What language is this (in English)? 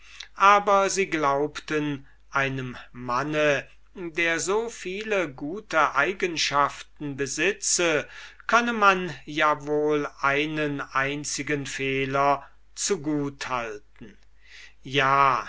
German